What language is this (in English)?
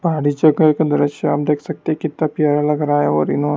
Hindi